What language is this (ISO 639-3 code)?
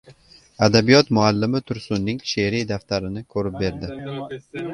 uzb